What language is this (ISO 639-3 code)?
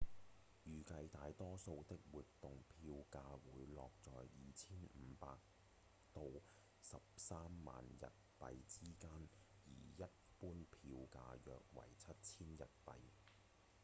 yue